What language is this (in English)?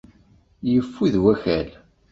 Kabyle